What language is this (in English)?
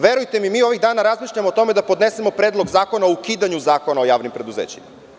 Serbian